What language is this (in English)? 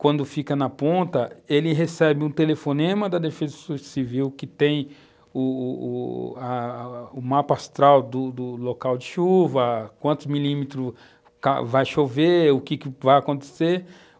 Portuguese